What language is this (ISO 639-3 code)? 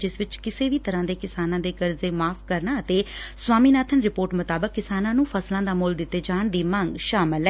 pan